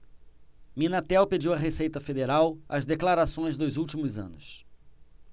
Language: Portuguese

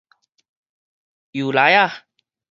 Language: Min Nan Chinese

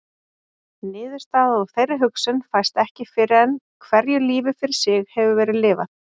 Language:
Icelandic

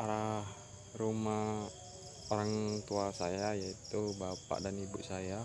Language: Indonesian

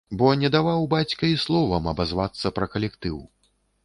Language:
Belarusian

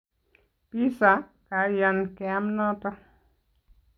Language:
Kalenjin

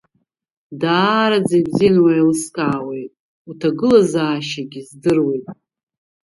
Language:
Abkhazian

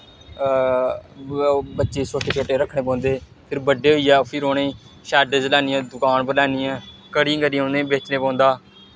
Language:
Dogri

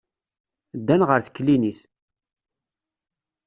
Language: Kabyle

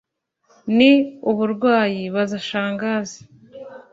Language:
Kinyarwanda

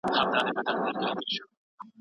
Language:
Pashto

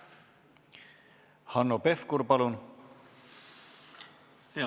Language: Estonian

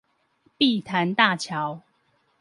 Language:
Chinese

